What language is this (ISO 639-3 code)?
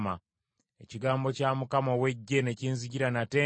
lug